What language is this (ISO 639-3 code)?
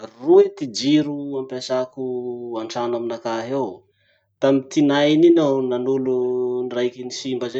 msh